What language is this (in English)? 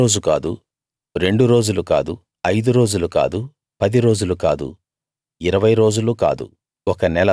Telugu